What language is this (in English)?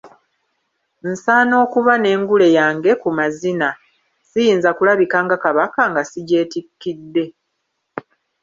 Ganda